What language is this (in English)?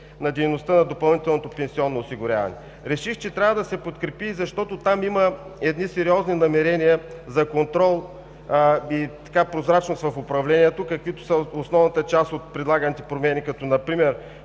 Bulgarian